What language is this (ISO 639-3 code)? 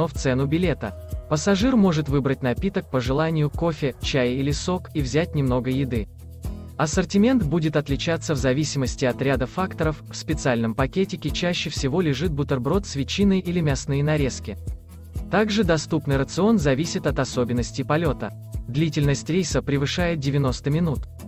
rus